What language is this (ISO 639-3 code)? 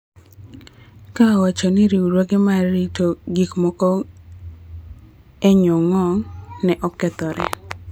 luo